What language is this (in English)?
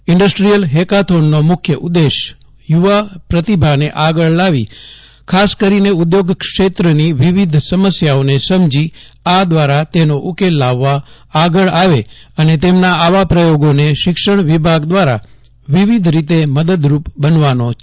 Gujarati